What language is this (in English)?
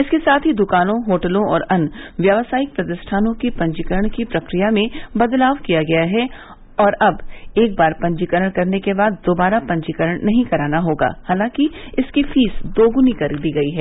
Hindi